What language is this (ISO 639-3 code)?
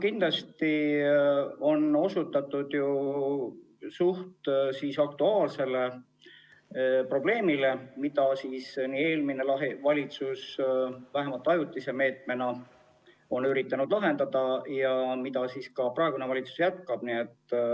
est